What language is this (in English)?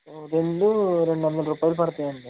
Telugu